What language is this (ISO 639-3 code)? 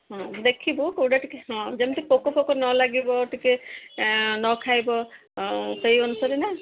ori